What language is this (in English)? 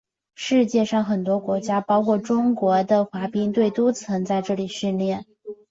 Chinese